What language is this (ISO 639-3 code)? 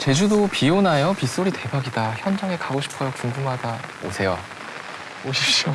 kor